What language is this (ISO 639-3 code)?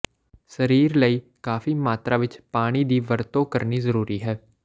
pan